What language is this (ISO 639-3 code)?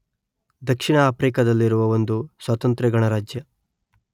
kan